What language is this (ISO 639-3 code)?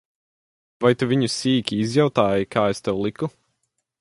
lav